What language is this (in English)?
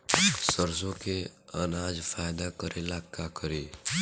Bhojpuri